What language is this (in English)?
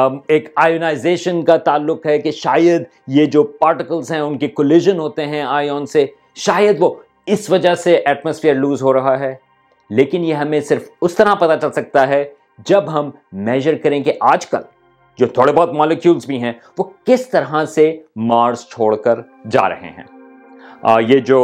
Urdu